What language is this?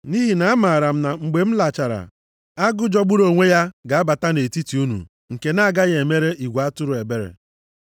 Igbo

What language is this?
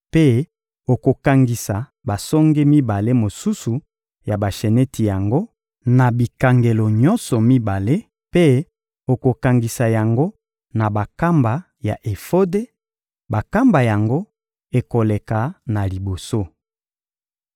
Lingala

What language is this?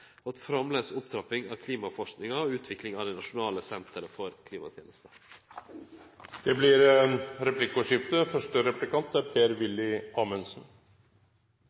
Norwegian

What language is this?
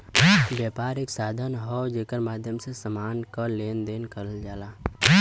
Bhojpuri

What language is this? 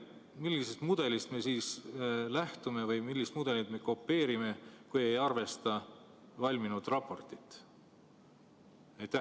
Estonian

